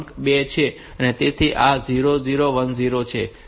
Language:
Gujarati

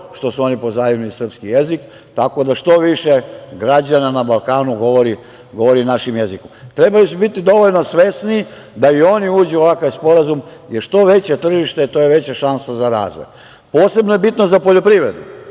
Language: Serbian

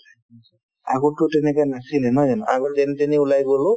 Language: Assamese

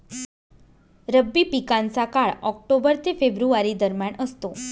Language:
Marathi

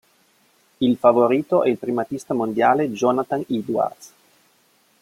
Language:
Italian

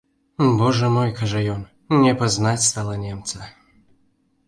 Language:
Belarusian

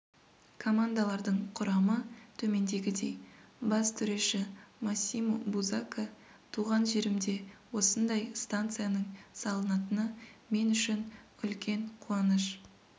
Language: Kazakh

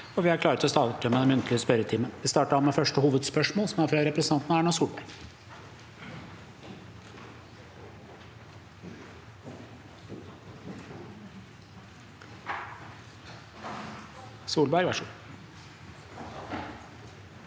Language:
Norwegian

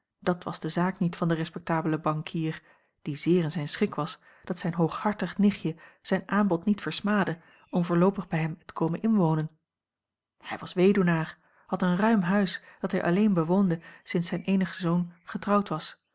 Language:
Dutch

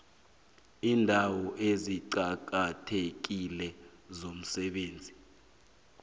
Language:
South Ndebele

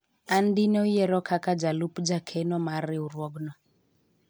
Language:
Luo (Kenya and Tanzania)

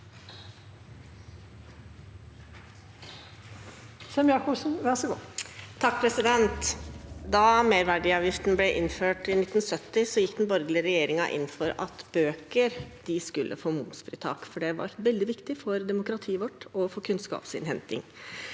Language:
Norwegian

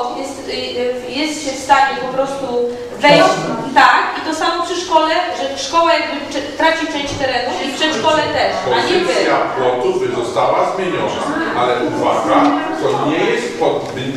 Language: Polish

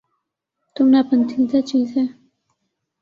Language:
Urdu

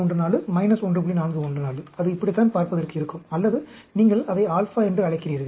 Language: Tamil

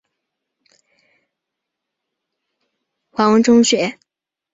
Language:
Chinese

